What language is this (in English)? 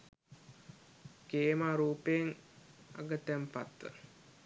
Sinhala